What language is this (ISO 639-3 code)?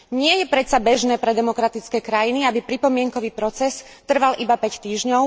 slk